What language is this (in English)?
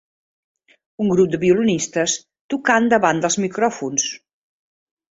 Catalan